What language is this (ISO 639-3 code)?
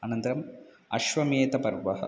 san